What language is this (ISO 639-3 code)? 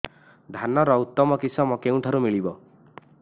ori